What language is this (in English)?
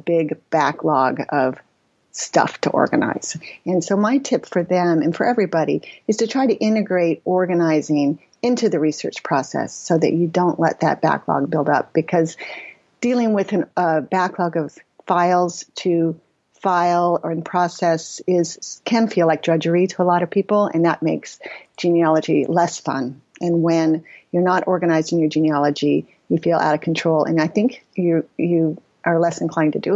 English